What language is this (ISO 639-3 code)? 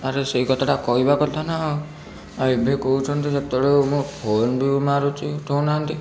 ori